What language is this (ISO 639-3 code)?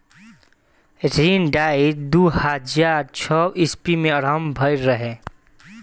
bho